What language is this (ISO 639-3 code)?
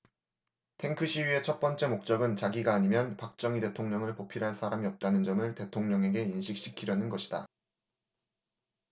kor